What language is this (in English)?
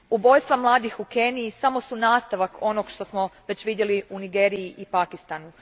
Croatian